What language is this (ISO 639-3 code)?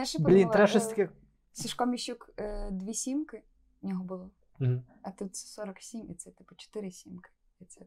ukr